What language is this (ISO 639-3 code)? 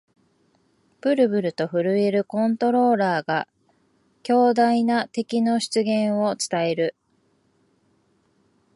jpn